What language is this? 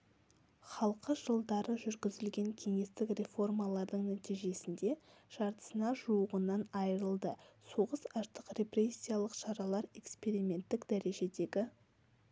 Kazakh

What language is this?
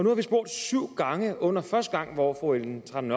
Danish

